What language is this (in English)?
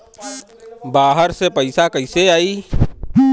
Bhojpuri